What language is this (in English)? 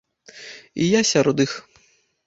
Belarusian